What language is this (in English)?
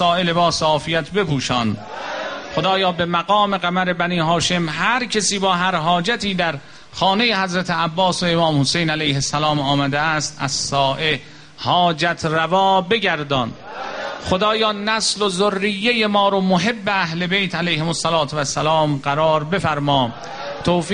Persian